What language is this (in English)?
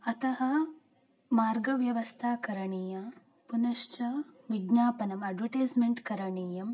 Sanskrit